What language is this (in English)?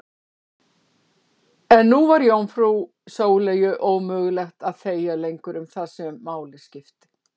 Icelandic